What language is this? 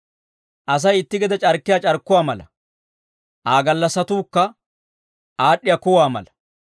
Dawro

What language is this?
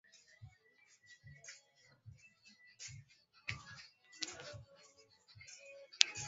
Swahili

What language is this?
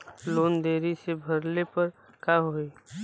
Bhojpuri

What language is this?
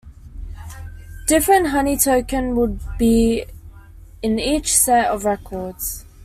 English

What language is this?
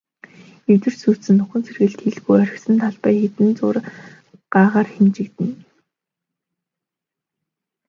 Mongolian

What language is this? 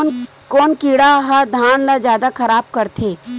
Chhattisgarhi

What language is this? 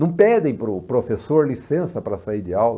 Portuguese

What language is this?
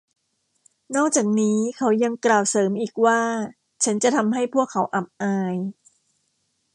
Thai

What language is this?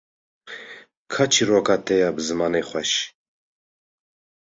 Kurdish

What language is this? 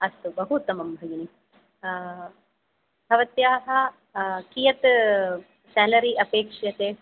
Sanskrit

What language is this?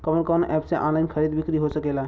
Bhojpuri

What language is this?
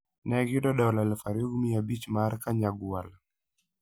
Luo (Kenya and Tanzania)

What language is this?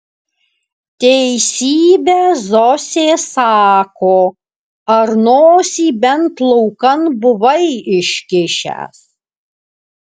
Lithuanian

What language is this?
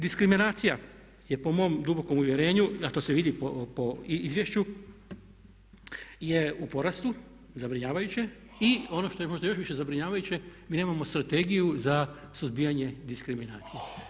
Croatian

